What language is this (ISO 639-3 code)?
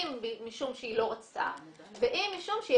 heb